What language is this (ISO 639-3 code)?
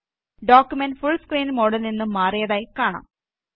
mal